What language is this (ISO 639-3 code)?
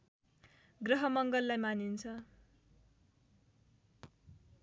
nep